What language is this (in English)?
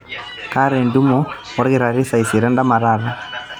Masai